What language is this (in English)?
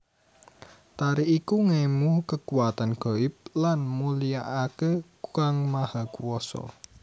Javanese